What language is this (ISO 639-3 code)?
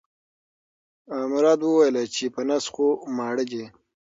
pus